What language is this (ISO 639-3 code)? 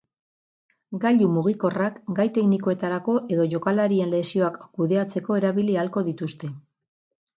eus